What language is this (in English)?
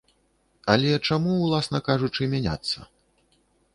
Belarusian